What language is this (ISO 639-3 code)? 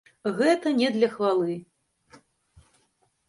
bel